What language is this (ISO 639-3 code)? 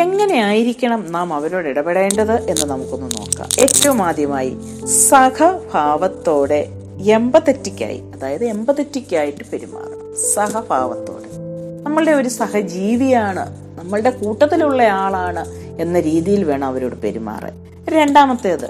mal